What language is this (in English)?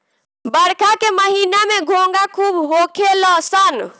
Bhojpuri